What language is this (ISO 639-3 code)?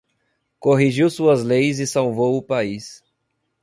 por